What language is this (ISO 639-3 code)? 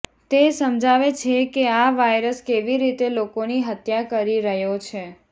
guj